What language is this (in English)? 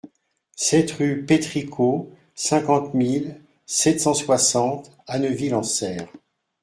French